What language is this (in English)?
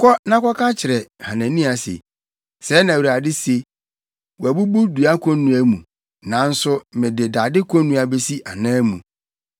Akan